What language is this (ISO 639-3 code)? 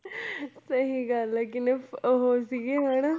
pan